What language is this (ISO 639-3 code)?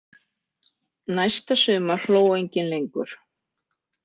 isl